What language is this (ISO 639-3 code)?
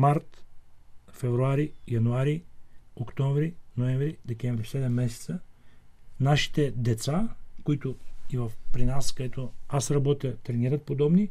bul